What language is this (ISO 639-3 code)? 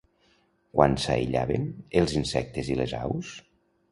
cat